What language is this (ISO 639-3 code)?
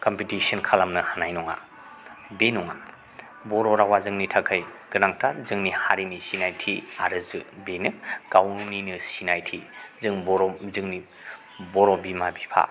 brx